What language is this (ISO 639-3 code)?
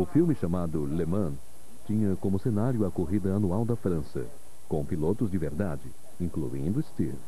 por